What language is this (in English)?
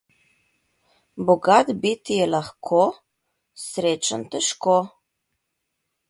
Slovenian